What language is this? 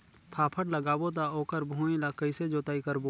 Chhattisgarhi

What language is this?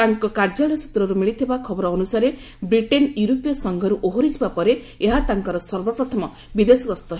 Odia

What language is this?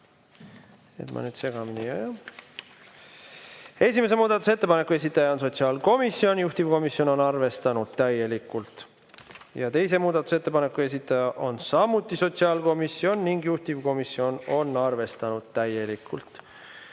Estonian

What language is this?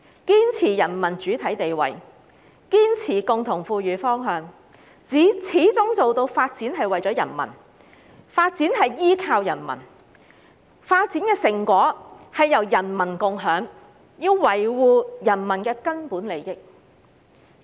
Cantonese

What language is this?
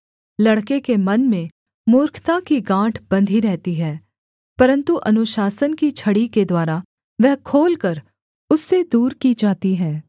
Hindi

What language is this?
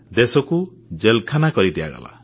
Odia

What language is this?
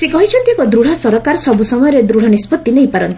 Odia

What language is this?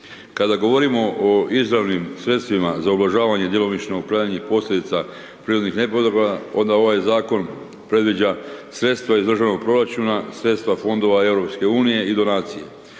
Croatian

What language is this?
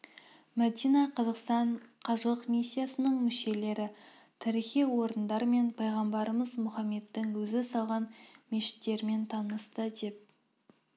Kazakh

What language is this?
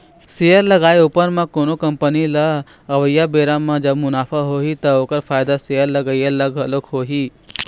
Chhattisgarhi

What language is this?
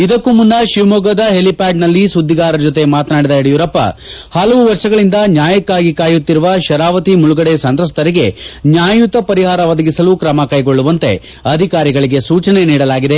Kannada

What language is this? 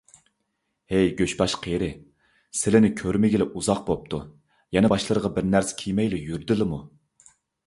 Uyghur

